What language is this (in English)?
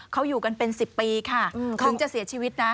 Thai